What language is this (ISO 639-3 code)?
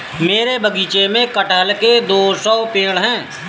hin